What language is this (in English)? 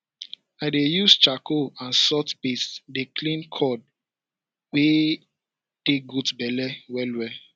Nigerian Pidgin